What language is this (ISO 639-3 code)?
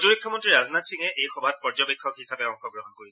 asm